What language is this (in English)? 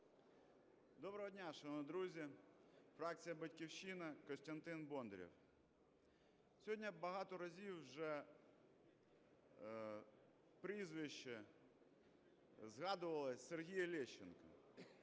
Ukrainian